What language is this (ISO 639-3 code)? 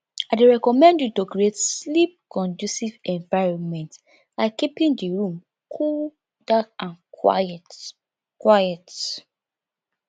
pcm